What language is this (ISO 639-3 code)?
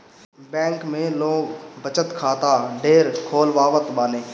bho